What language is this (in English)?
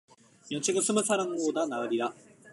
Korean